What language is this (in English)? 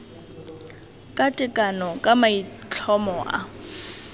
Tswana